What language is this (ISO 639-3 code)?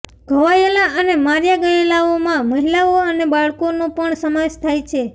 guj